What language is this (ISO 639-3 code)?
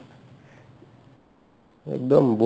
asm